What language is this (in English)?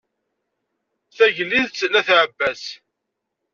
Kabyle